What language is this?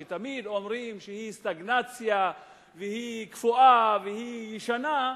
Hebrew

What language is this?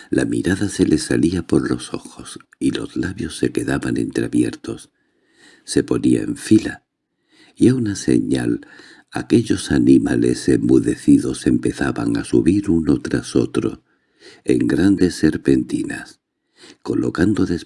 Spanish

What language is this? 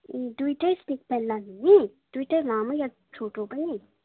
Nepali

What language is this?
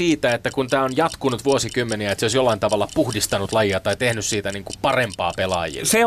Finnish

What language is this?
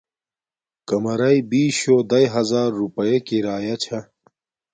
Domaaki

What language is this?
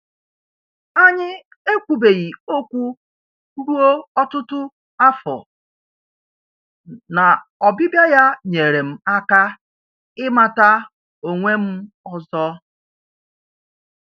Igbo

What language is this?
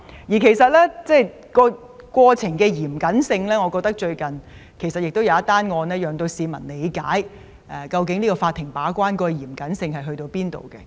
Cantonese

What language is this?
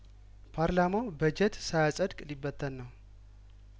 Amharic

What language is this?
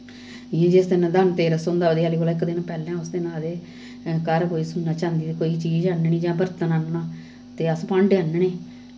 Dogri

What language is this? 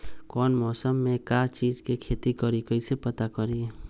Magahi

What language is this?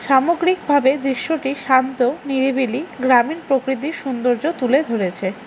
Bangla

